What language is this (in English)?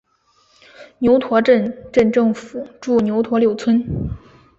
Chinese